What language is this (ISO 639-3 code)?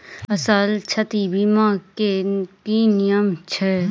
mai